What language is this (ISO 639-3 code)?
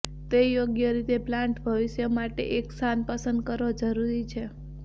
guj